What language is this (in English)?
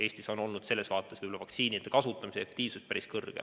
Estonian